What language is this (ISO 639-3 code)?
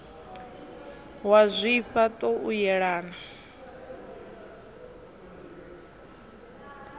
ven